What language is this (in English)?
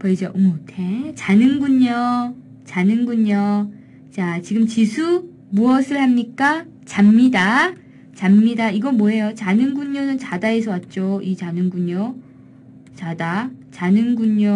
Korean